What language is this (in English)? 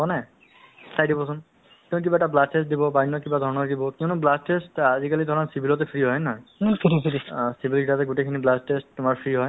Assamese